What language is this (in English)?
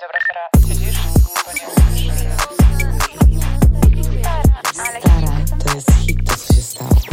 Polish